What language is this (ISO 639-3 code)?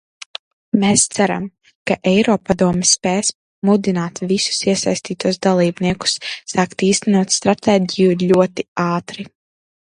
lav